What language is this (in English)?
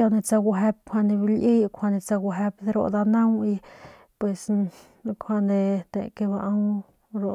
Northern Pame